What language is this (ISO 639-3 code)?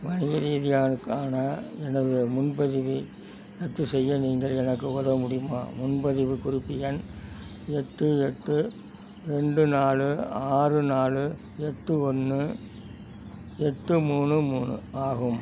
tam